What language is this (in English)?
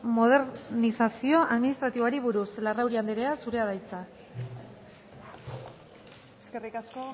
Basque